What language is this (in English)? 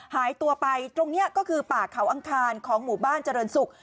Thai